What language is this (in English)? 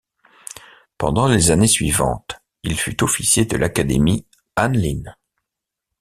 French